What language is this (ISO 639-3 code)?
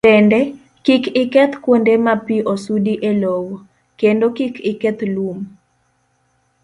luo